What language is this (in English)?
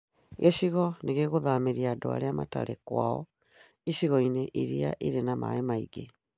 Kikuyu